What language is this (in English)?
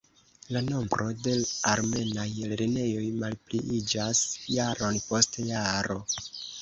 Esperanto